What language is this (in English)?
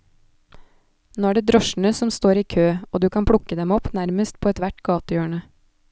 Norwegian